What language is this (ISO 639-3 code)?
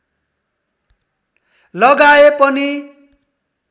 nep